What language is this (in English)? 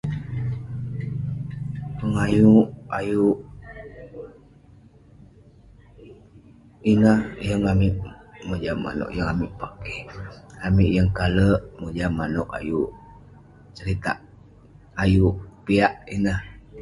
Western Penan